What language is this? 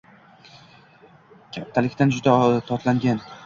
Uzbek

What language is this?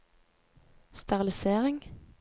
Norwegian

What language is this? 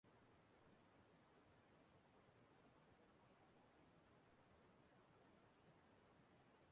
Igbo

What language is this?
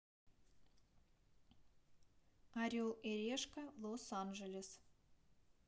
Russian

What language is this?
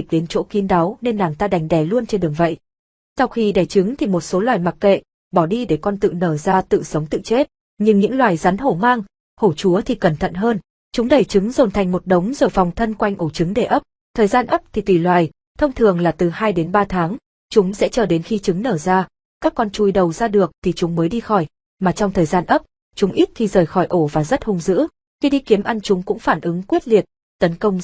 Vietnamese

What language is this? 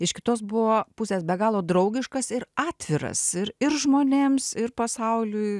Lithuanian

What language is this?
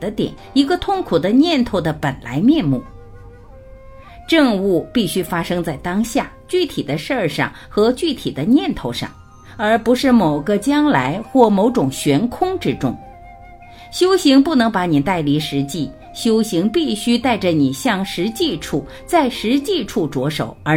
Chinese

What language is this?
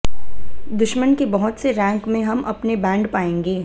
Hindi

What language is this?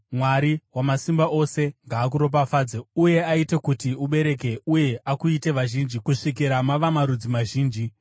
Shona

